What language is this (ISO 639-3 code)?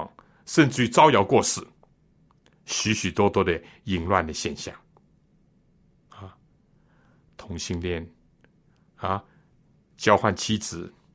zho